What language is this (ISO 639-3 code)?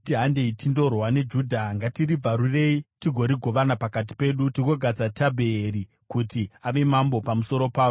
sna